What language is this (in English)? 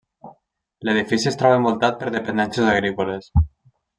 Catalan